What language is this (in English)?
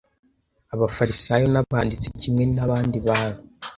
Kinyarwanda